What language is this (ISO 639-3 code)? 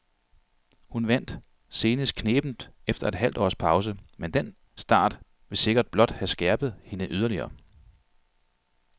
dan